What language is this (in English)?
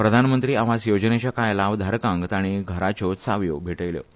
Konkani